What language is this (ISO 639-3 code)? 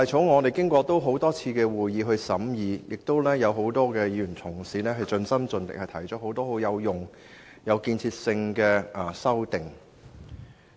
yue